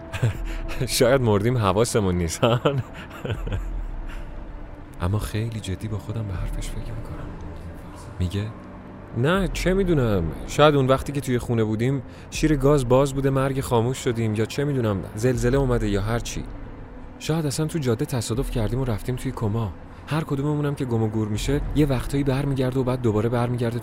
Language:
Persian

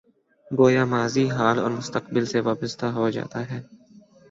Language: Urdu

